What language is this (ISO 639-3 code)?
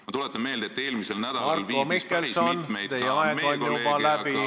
est